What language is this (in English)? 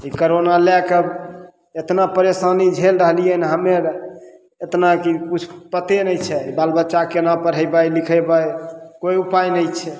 Maithili